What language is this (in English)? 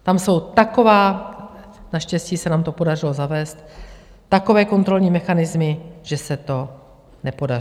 Czech